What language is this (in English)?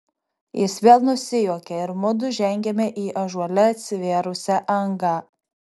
Lithuanian